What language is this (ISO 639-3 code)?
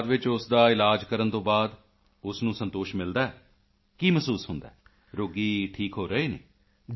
pan